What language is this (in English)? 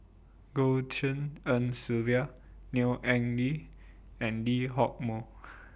English